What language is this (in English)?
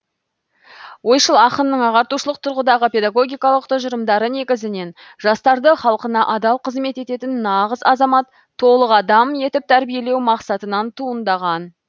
Kazakh